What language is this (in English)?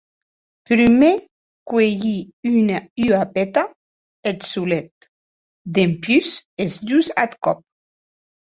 Occitan